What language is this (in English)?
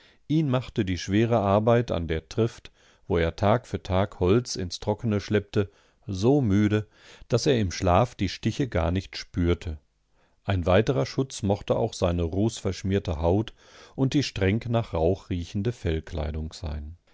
German